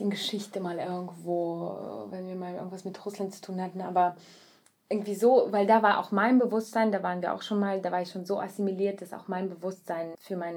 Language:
German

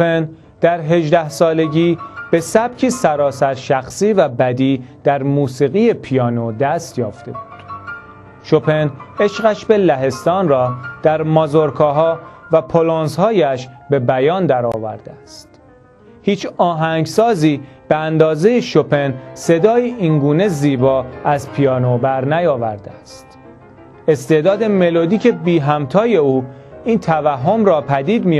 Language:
Persian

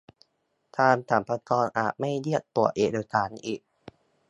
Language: Thai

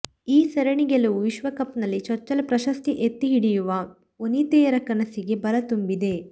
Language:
Kannada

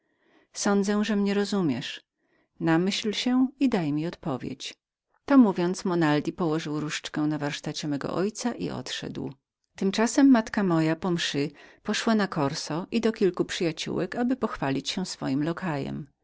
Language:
Polish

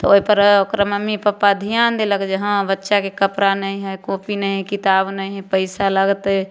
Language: Maithili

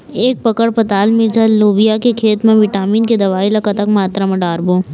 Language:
Chhattisgarhi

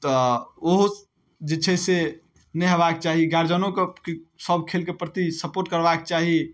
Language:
Maithili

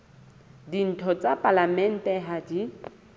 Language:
Southern Sotho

